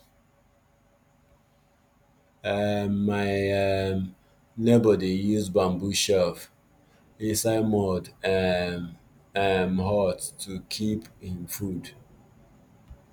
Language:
Nigerian Pidgin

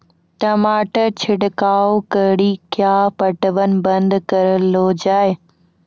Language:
Maithili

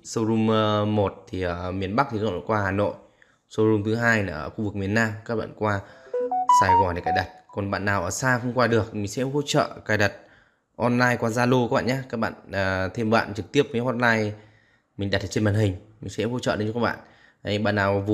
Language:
Vietnamese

